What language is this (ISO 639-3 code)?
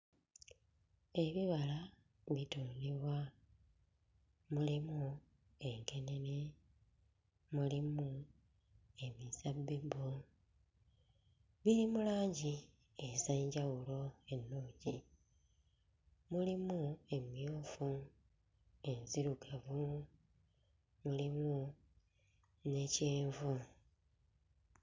lug